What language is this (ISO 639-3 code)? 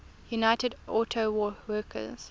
eng